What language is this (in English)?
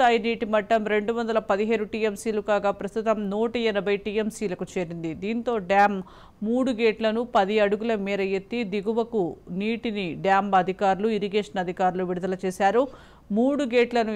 Telugu